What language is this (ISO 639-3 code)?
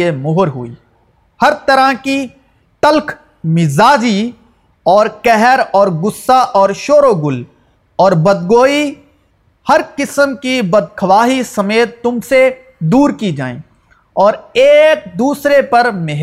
urd